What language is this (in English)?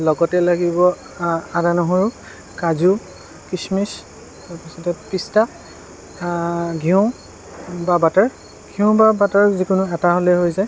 Assamese